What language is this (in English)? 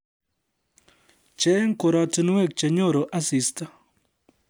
Kalenjin